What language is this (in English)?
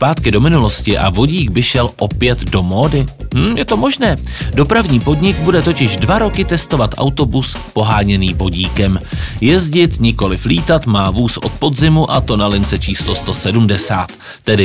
Czech